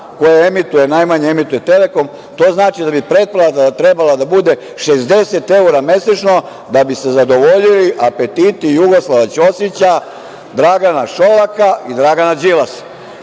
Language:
Serbian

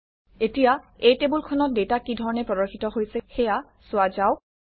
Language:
Assamese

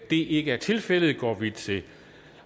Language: Danish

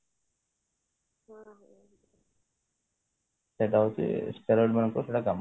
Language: Odia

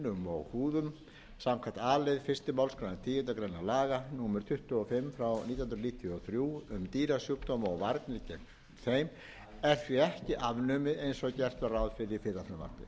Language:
Icelandic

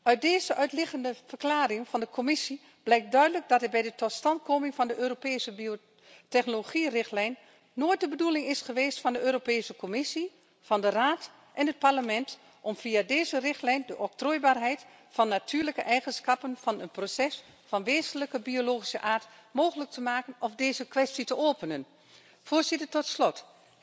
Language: Dutch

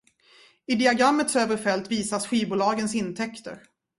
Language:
Swedish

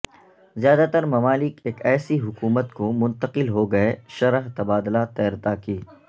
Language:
Urdu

